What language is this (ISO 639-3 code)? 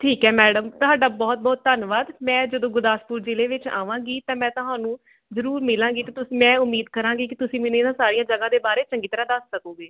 pan